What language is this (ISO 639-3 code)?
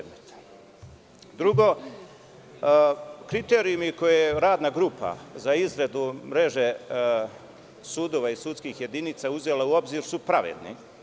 srp